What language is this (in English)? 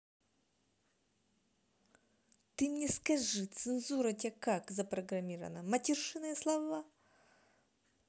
Russian